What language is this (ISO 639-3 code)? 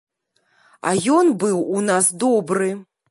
bel